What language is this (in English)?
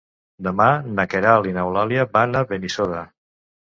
Catalan